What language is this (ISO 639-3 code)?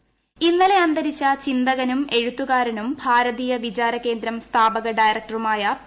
mal